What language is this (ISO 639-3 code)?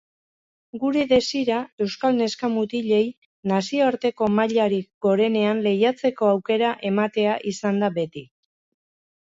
eus